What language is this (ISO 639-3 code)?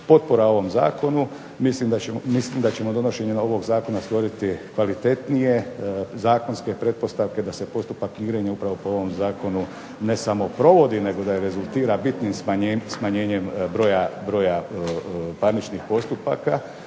hrv